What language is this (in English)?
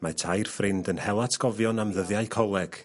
Welsh